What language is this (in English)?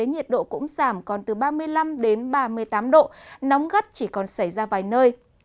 Vietnamese